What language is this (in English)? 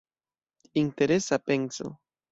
Esperanto